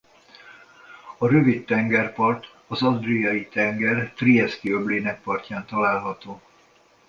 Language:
Hungarian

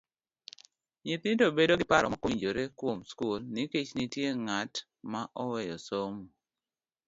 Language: Luo (Kenya and Tanzania)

